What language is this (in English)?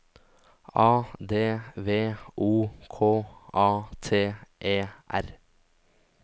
Norwegian